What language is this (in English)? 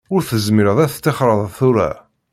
Kabyle